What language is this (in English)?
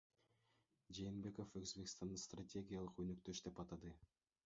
Kyrgyz